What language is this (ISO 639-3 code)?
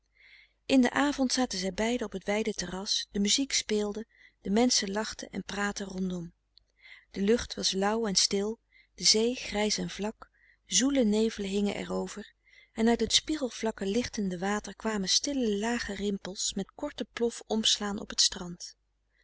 nld